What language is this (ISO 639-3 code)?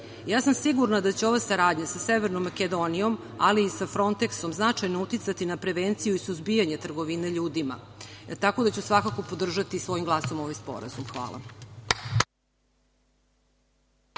srp